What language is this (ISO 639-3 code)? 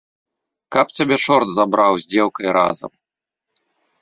bel